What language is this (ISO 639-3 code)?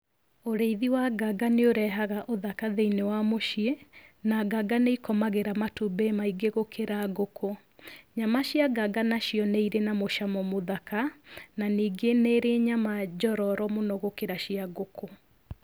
kik